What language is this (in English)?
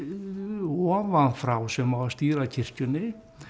Icelandic